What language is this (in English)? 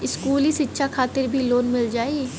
Bhojpuri